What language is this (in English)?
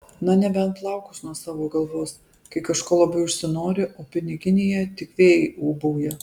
Lithuanian